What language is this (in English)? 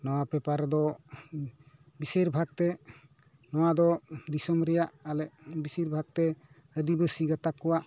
Santali